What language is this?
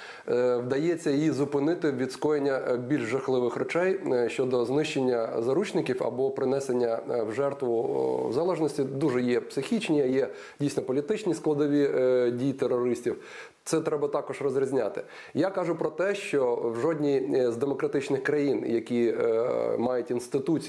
Ukrainian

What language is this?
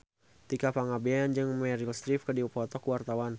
Sundanese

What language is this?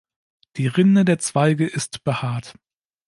German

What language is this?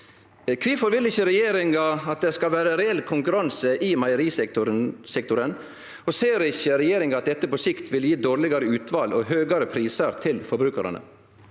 Norwegian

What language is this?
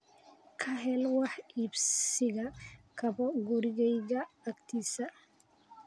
Somali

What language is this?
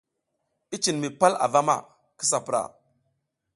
South Giziga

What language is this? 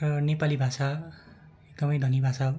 Nepali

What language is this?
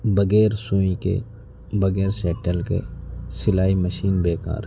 Urdu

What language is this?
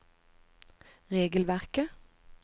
Norwegian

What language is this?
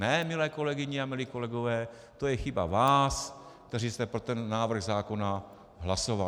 Czech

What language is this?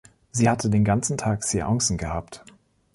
German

